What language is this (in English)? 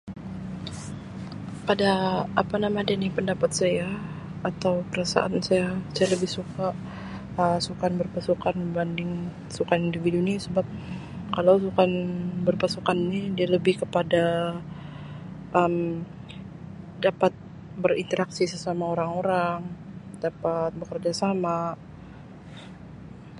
Sabah Malay